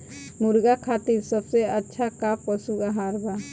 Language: Bhojpuri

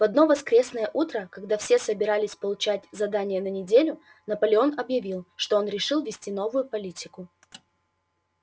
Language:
Russian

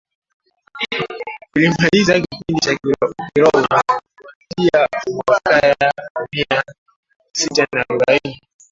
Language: Swahili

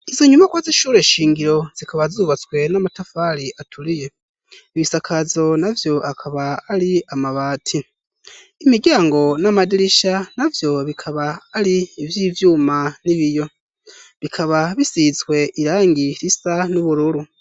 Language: Rundi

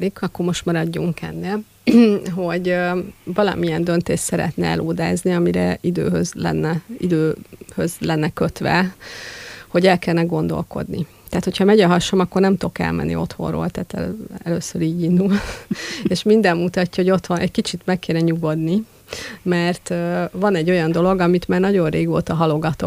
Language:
Hungarian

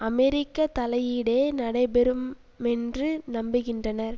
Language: Tamil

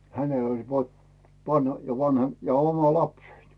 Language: Finnish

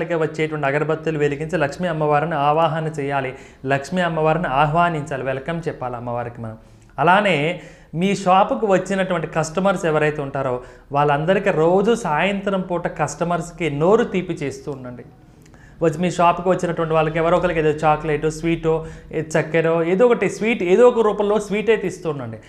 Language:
Hindi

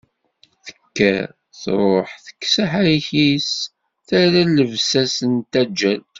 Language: Kabyle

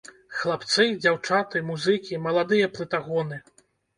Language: Belarusian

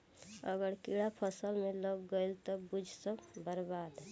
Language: Bhojpuri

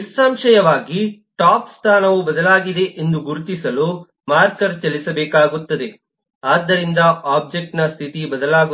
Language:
Kannada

